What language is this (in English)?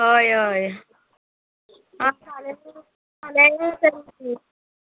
Konkani